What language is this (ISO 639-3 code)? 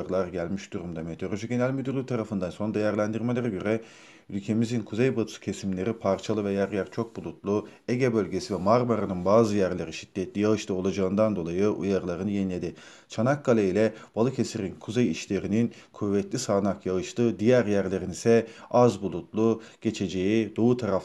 tur